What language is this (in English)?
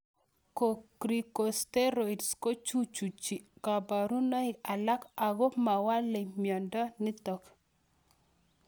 Kalenjin